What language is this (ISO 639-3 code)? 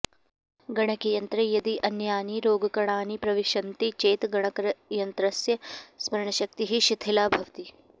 san